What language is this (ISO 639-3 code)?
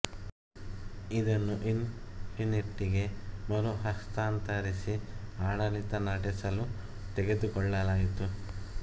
kan